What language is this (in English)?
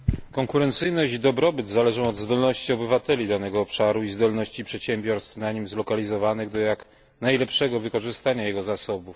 Polish